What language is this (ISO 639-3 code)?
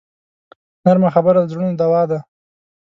pus